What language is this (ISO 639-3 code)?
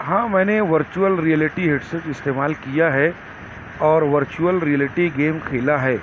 urd